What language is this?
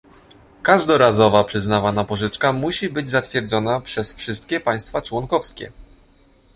Polish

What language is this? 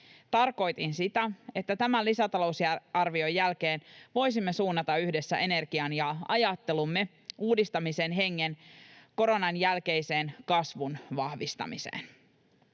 Finnish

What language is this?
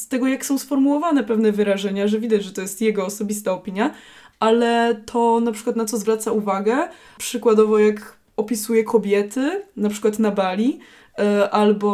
Polish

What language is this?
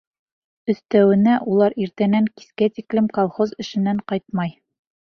Bashkir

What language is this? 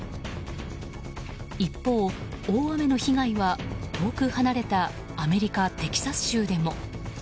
Japanese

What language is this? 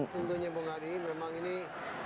Indonesian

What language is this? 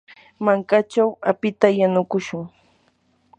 Yanahuanca Pasco Quechua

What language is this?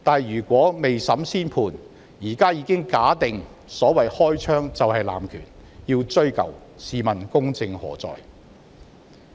Cantonese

